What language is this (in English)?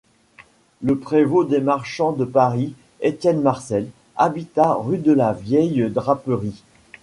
French